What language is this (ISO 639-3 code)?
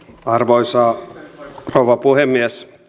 fin